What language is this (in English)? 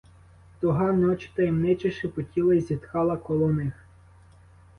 Ukrainian